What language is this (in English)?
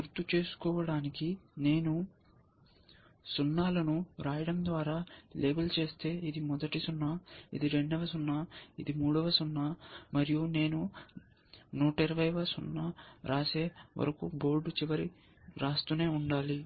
Telugu